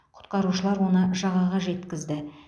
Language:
Kazakh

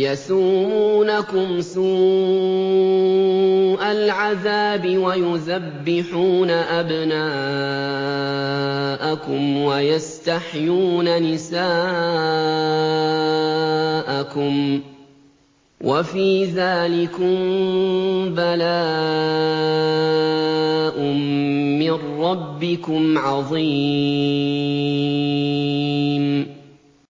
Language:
Arabic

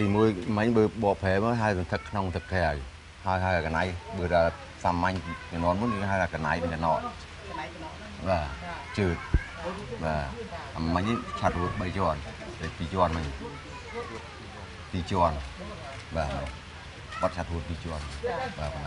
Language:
Thai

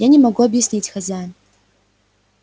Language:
Russian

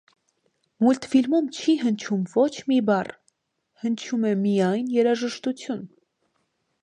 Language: Armenian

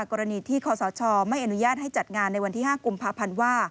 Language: Thai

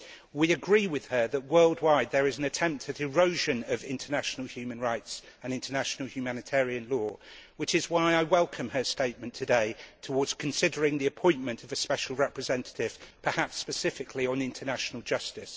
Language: English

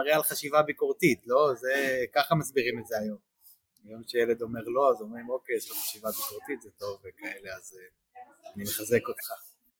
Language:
Hebrew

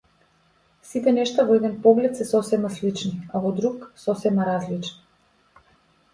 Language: Macedonian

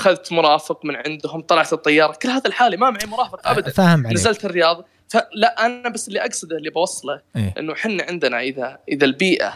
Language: Arabic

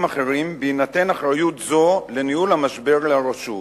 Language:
Hebrew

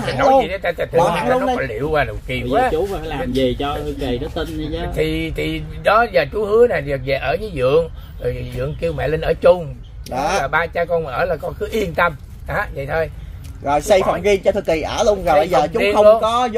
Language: Vietnamese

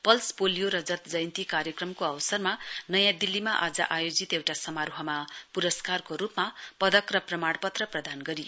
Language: Nepali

